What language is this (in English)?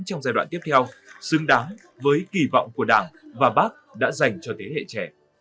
Vietnamese